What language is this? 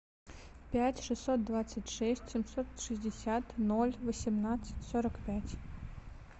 Russian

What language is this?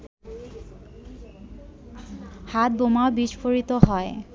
Bangla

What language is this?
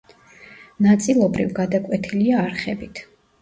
Georgian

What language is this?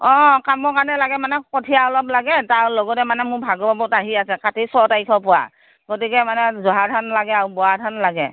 Assamese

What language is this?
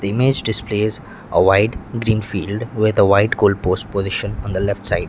English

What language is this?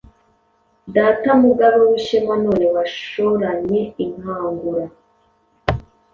Kinyarwanda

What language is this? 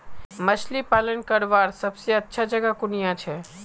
Magahi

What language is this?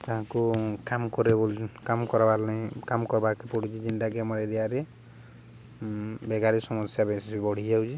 Odia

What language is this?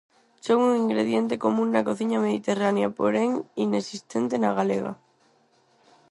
Galician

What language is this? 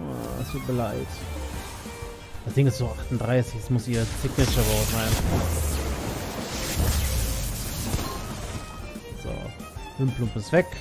German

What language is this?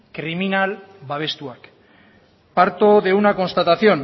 Spanish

